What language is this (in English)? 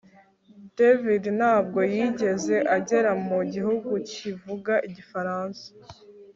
Kinyarwanda